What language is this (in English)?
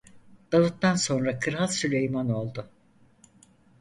Turkish